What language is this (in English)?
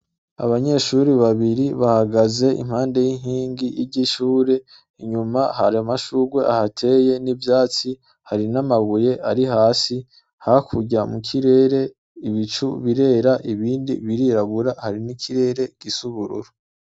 Rundi